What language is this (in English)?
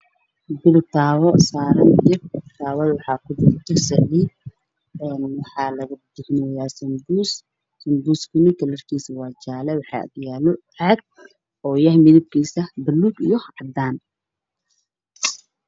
Somali